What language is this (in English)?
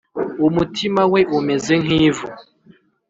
Kinyarwanda